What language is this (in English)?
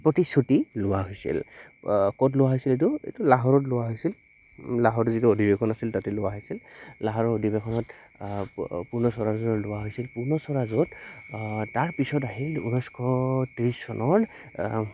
Assamese